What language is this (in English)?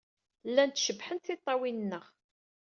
Kabyle